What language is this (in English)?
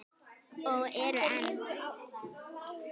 Icelandic